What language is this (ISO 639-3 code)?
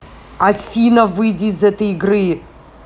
rus